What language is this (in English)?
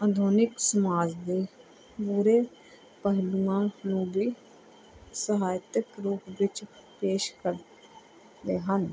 Punjabi